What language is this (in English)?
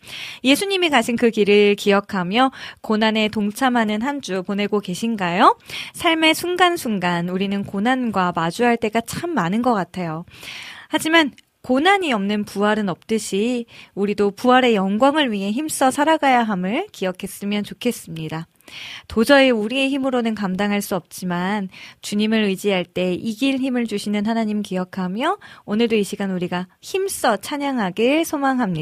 Korean